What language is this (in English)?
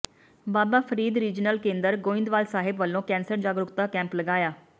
Punjabi